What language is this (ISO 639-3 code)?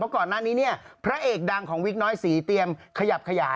tha